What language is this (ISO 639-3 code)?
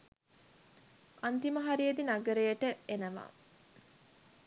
sin